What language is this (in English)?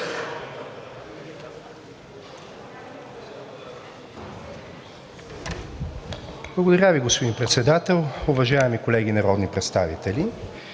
Bulgarian